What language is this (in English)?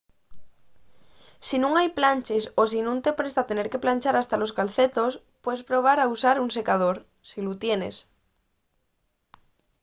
Asturian